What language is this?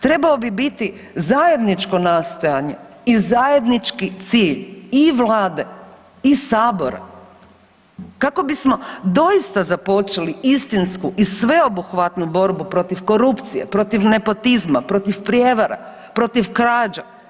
Croatian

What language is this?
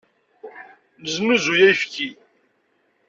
Kabyle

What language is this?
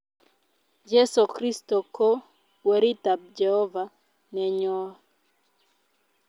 Kalenjin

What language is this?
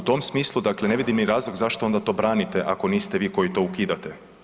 Croatian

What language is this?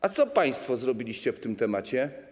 Polish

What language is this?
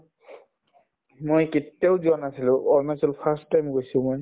Assamese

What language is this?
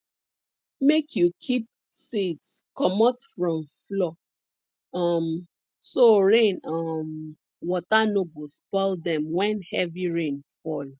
Nigerian Pidgin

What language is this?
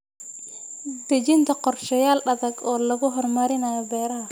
Somali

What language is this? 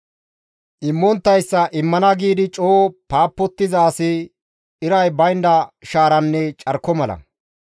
Gamo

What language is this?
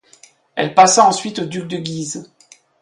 French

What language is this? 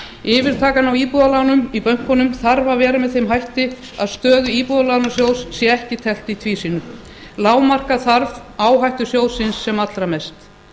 Icelandic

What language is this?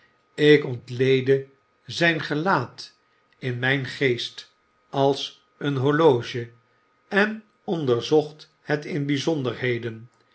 Dutch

